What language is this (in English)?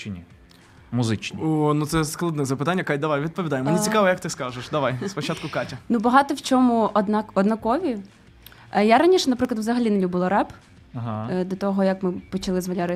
Ukrainian